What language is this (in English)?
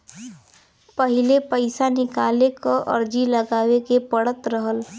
Bhojpuri